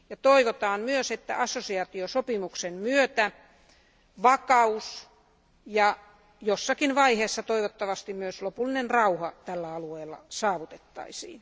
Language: Finnish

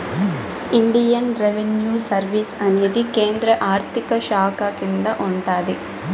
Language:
Telugu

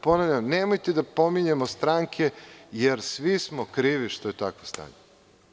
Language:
Serbian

